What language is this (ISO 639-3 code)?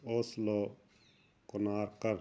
pan